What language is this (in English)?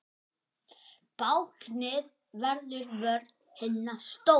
Icelandic